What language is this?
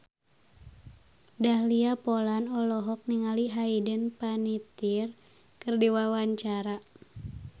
Sundanese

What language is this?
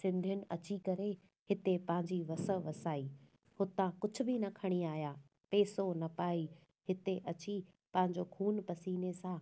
Sindhi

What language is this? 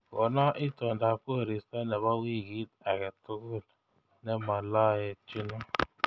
Kalenjin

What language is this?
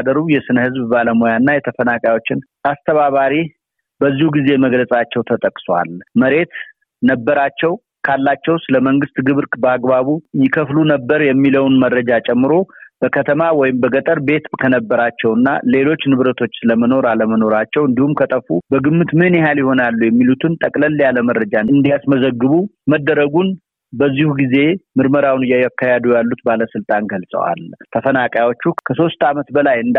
Amharic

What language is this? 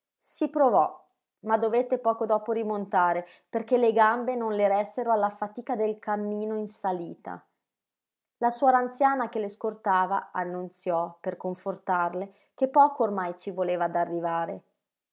Italian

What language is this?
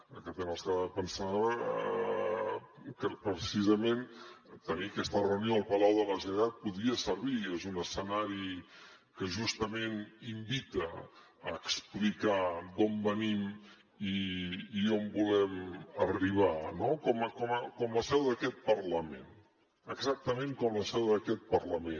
Catalan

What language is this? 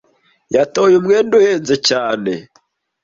Kinyarwanda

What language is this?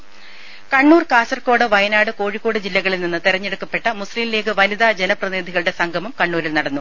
Malayalam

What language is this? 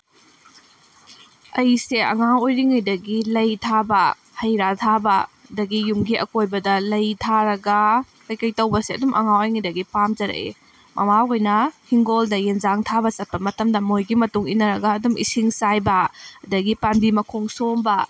Manipuri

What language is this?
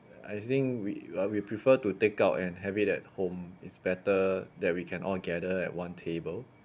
English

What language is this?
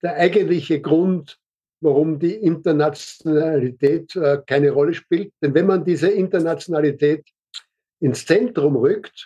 German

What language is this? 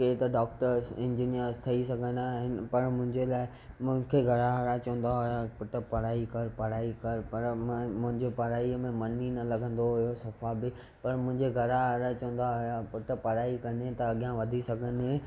Sindhi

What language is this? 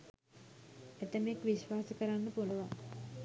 Sinhala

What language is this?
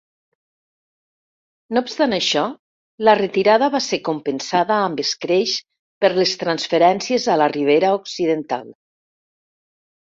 Catalan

